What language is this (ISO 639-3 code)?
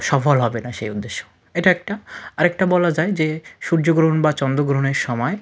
ben